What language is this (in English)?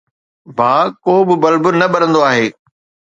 Sindhi